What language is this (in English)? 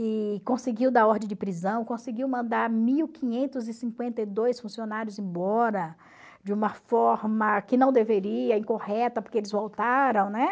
Portuguese